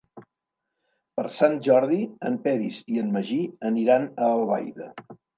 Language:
Catalan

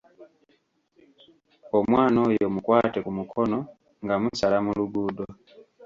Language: Ganda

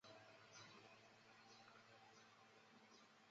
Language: Chinese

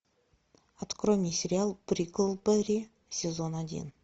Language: Russian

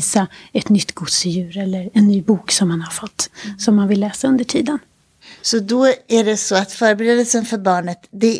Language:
Swedish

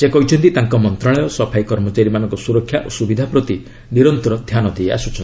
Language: Odia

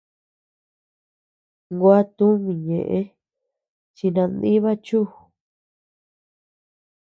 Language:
Tepeuxila Cuicatec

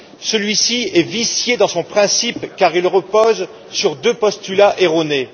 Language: French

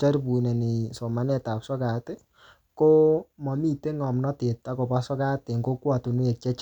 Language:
Kalenjin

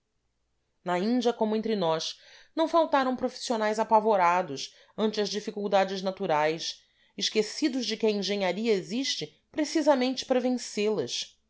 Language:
Portuguese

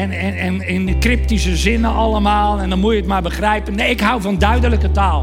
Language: Dutch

